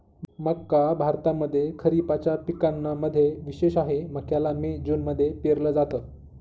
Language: Marathi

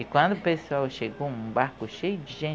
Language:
Portuguese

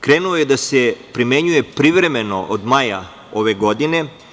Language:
Serbian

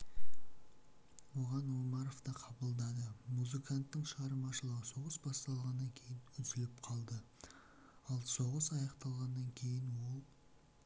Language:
Kazakh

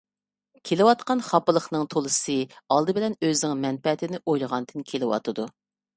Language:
Uyghur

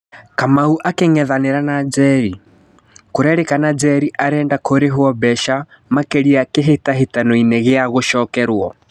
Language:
Kikuyu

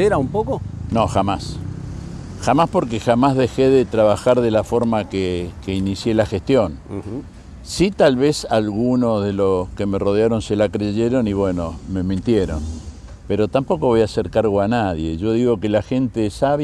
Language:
Spanish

